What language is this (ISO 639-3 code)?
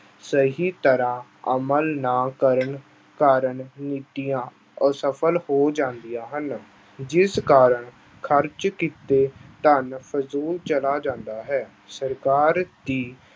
pan